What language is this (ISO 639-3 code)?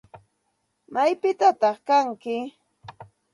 qxt